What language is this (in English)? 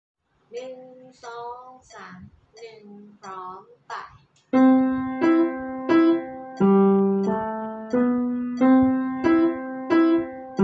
Vietnamese